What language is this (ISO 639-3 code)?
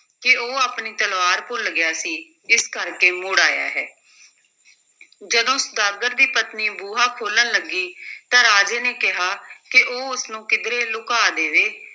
pan